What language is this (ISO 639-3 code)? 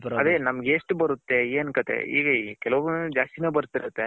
kan